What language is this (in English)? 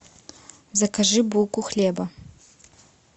Russian